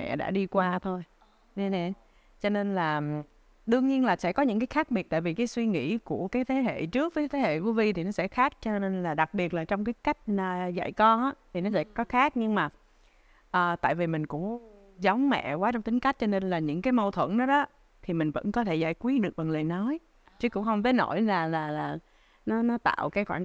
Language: Vietnamese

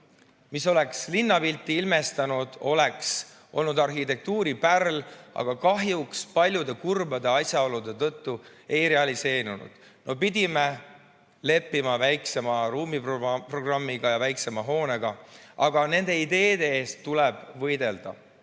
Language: Estonian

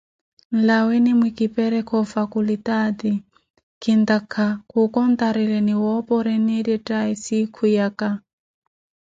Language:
Koti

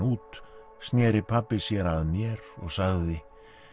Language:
Icelandic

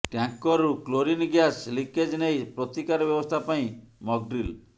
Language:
Odia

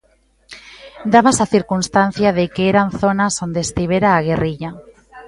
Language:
Galician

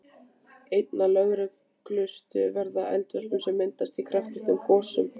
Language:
Icelandic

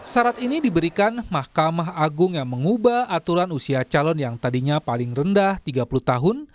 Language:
Indonesian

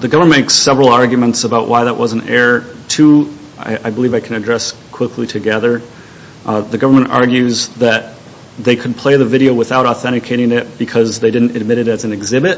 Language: English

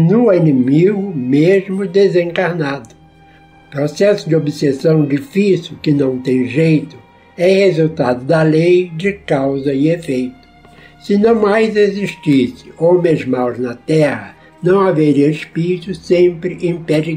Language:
Portuguese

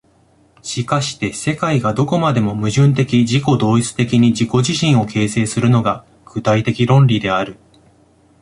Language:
Japanese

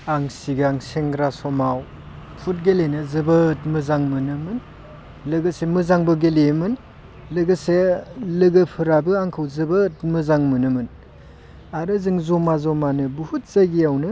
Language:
Bodo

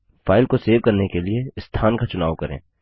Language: Hindi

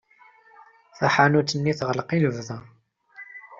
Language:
Kabyle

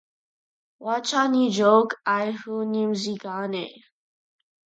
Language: English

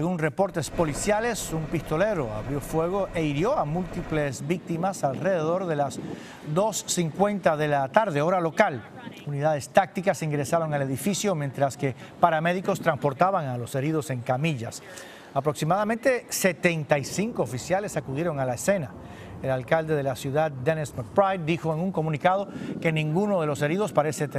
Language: Spanish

